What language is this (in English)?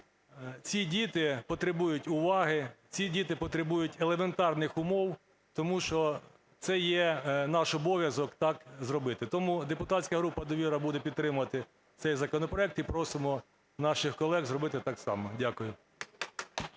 Ukrainian